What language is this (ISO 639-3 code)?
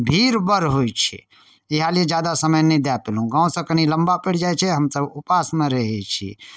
mai